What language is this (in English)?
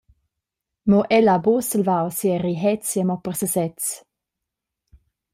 Romansh